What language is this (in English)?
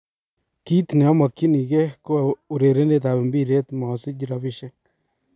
Kalenjin